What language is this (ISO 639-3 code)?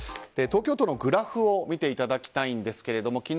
jpn